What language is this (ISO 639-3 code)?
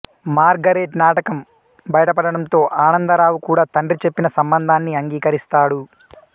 tel